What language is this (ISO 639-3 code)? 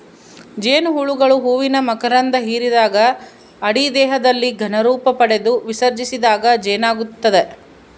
kan